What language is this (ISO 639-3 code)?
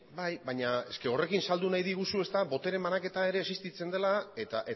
eus